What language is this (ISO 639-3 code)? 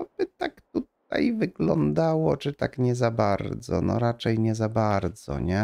pol